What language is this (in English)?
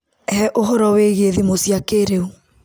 Kikuyu